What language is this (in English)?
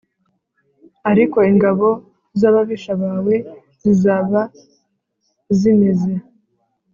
Kinyarwanda